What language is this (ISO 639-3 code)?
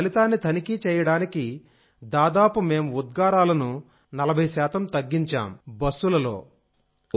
tel